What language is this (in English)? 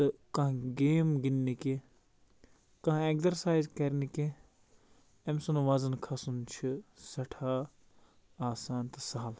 Kashmiri